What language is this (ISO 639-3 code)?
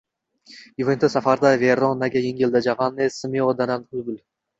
uzb